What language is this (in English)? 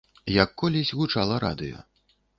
Belarusian